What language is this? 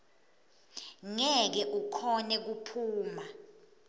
Swati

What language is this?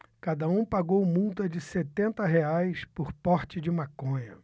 Portuguese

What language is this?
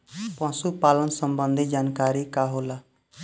Bhojpuri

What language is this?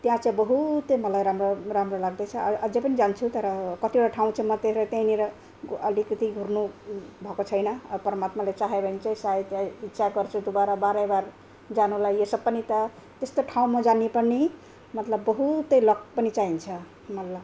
Nepali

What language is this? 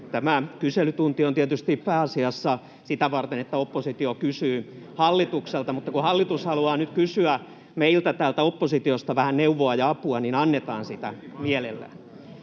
Finnish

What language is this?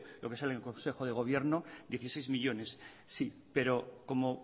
Spanish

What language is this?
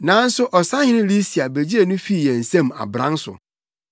Akan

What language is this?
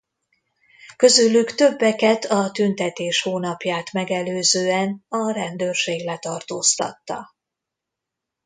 Hungarian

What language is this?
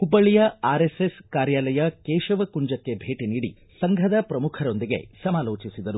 Kannada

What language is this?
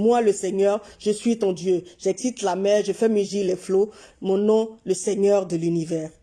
French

